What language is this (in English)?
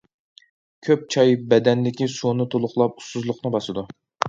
Uyghur